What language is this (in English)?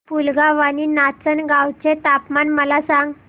Marathi